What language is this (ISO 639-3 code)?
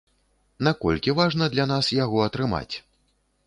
bel